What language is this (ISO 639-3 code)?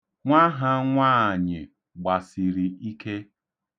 ibo